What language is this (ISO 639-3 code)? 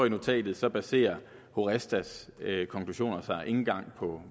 dan